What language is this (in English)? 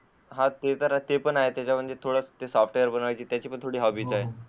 Marathi